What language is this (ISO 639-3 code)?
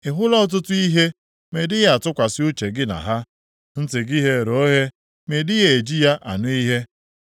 ibo